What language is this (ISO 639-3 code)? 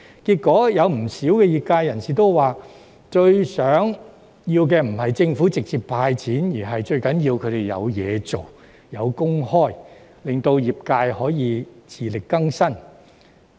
yue